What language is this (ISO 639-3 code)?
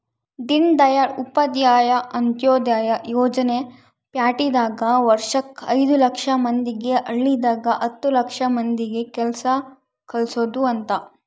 kan